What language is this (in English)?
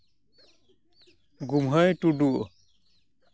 Santali